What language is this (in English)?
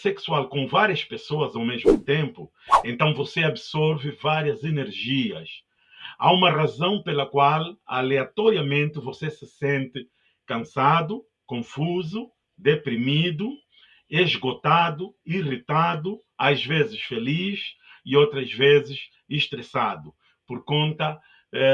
Portuguese